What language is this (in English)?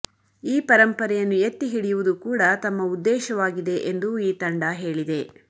Kannada